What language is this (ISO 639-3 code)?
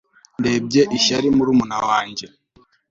kin